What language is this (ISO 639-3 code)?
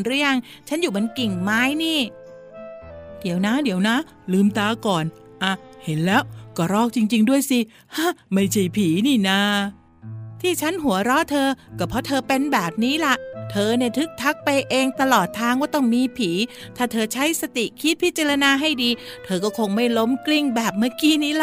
tha